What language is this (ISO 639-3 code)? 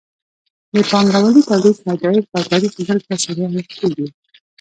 pus